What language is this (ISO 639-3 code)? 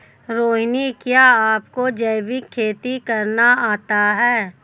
hin